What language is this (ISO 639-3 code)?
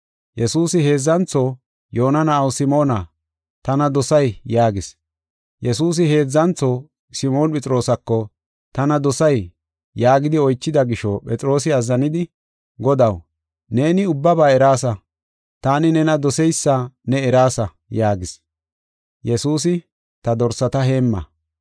gof